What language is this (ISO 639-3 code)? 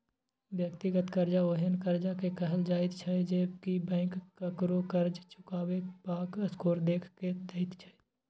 mai